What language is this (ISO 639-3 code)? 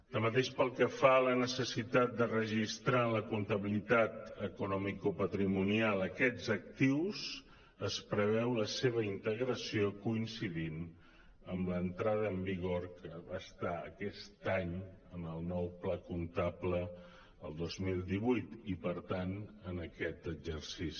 cat